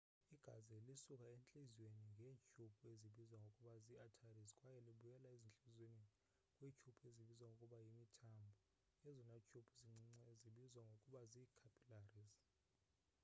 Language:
Xhosa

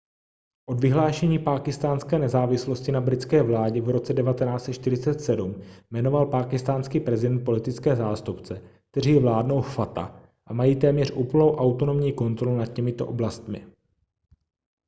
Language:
Czech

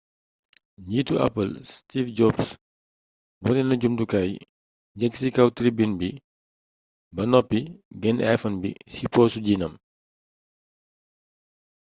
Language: Wolof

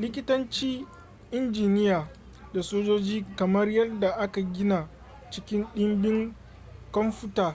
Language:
Hausa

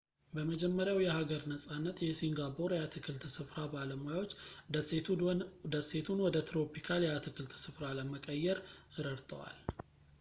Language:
Amharic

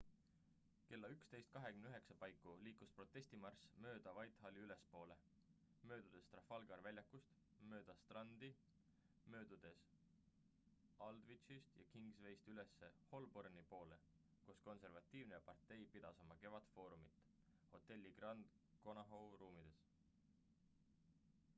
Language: Estonian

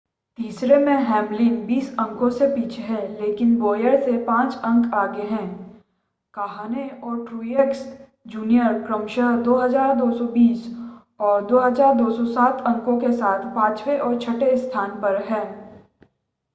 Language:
Hindi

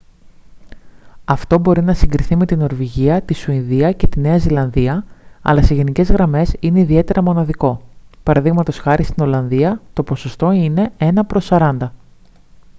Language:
Greek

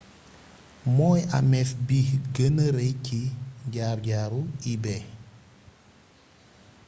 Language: Wolof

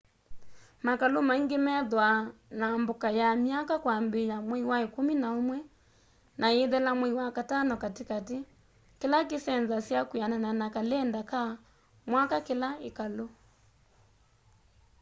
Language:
Kamba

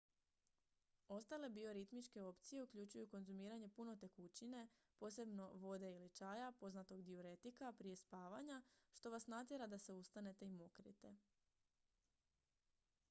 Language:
Croatian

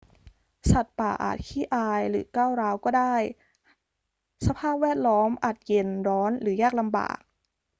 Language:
Thai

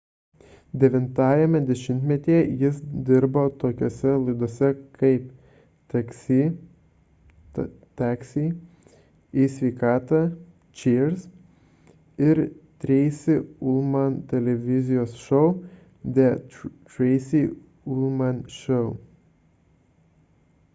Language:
Lithuanian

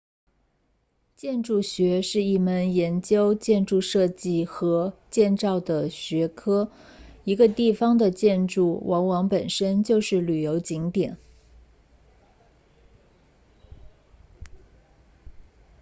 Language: Chinese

